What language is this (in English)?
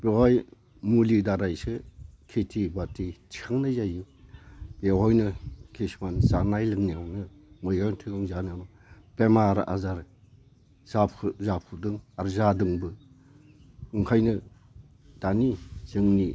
Bodo